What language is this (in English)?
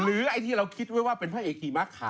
Thai